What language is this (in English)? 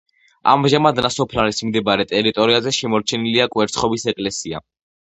Georgian